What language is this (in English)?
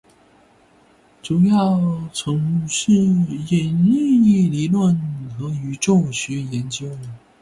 Chinese